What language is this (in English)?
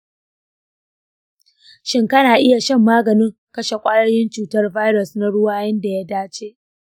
Hausa